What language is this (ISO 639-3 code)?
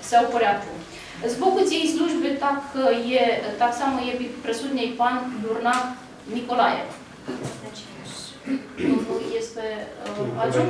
ukr